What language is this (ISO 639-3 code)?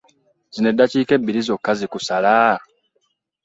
lug